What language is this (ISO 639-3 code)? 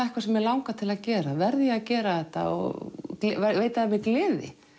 isl